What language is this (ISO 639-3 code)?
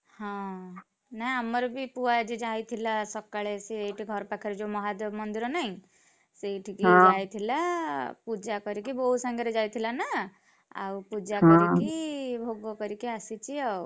ori